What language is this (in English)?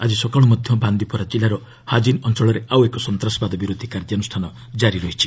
Odia